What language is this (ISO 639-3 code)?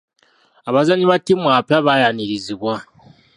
lug